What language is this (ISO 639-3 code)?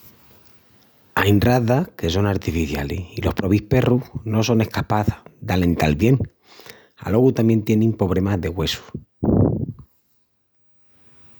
ext